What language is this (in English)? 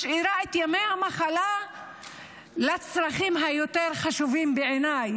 Hebrew